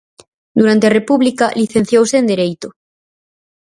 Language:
Galician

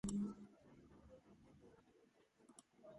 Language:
Georgian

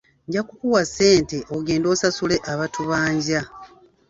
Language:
Ganda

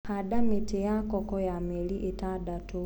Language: Kikuyu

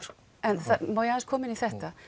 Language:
Icelandic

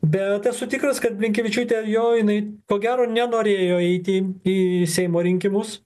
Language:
Lithuanian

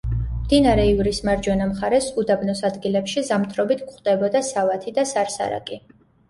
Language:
Georgian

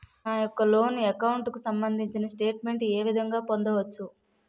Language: Telugu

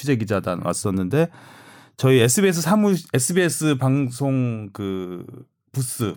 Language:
Korean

